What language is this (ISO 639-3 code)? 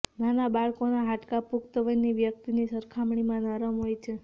guj